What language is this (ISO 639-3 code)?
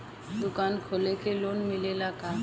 bho